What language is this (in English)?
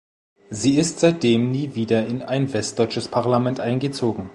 German